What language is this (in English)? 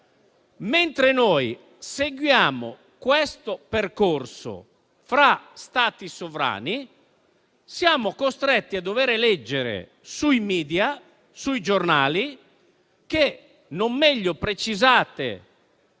Italian